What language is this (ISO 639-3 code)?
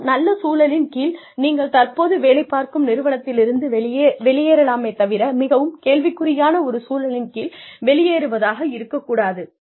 tam